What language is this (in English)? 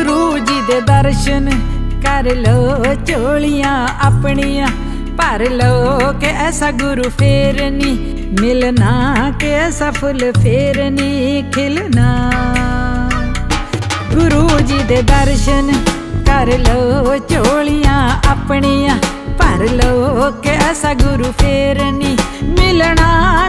Hindi